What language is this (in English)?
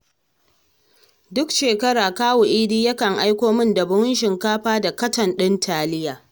Hausa